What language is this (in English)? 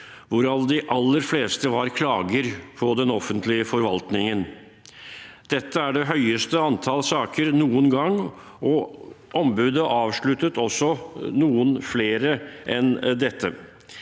Norwegian